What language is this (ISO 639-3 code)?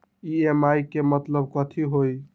mag